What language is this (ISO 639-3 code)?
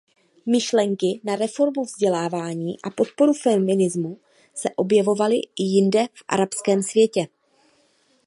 ces